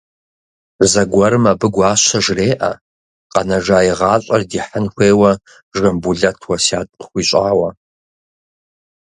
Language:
Kabardian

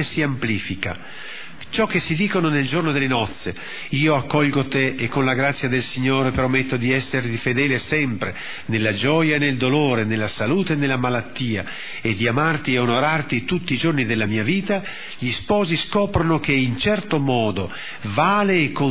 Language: Italian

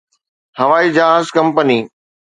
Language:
Sindhi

